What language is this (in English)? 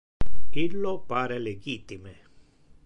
Interlingua